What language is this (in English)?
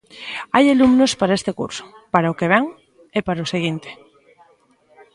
Galician